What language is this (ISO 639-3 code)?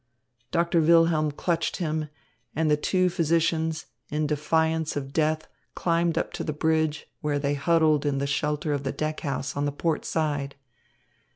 eng